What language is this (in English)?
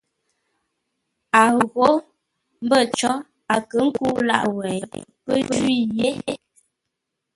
Ngombale